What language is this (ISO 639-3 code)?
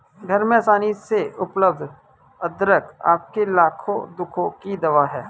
hin